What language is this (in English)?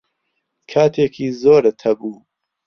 Central Kurdish